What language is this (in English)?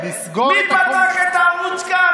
Hebrew